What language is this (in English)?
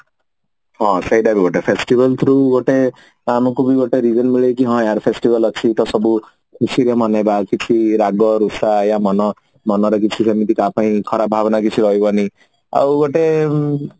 Odia